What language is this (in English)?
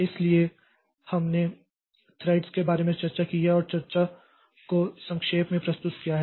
Hindi